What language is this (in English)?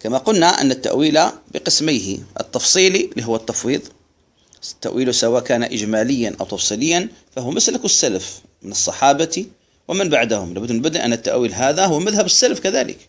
Arabic